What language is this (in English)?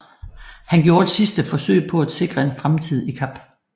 Danish